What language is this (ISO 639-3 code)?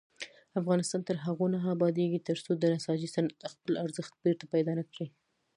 pus